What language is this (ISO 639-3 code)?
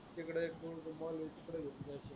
mar